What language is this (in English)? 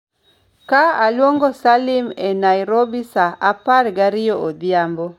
Luo (Kenya and Tanzania)